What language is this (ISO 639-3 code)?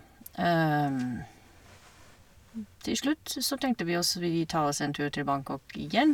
nor